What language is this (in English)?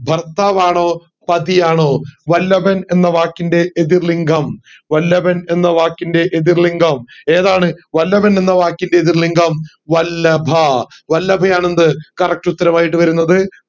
Malayalam